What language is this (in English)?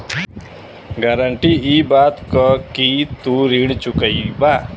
Bhojpuri